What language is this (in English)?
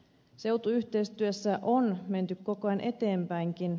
Finnish